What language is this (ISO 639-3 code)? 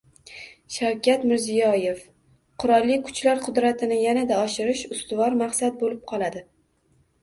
uzb